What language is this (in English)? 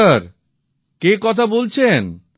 Bangla